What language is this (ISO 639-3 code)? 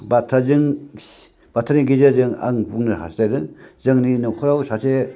brx